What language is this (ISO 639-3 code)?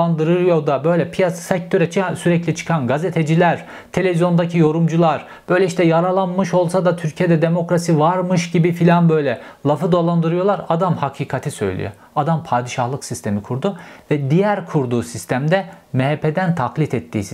tur